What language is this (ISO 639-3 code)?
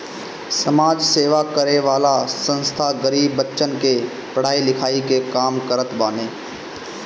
bho